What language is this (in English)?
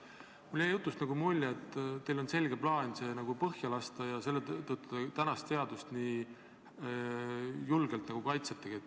Estonian